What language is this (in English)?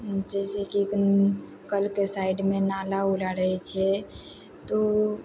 Maithili